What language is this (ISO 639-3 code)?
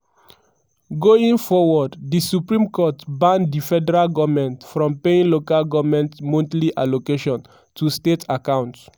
pcm